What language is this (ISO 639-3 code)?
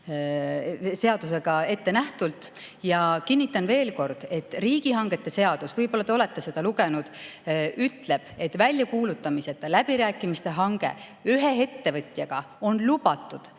est